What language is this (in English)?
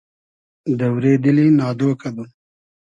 Hazaragi